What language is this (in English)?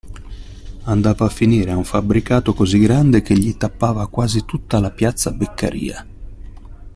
Italian